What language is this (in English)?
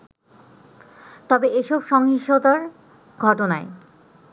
Bangla